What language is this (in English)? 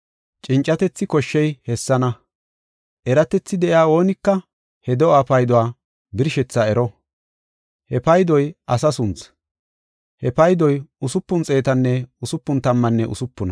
Gofa